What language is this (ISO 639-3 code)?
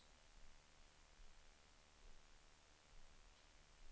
swe